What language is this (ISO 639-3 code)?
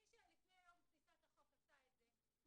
heb